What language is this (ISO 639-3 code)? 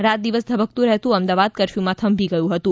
guj